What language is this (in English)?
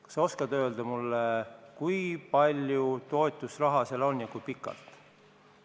Estonian